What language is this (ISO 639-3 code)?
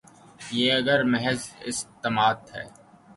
urd